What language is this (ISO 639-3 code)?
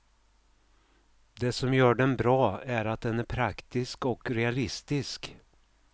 swe